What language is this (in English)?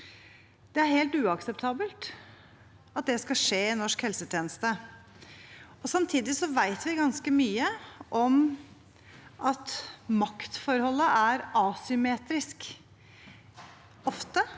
Norwegian